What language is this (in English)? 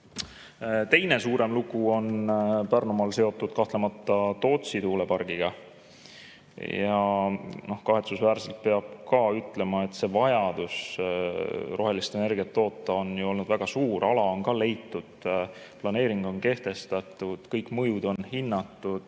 Estonian